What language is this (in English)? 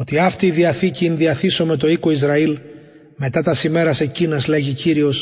Greek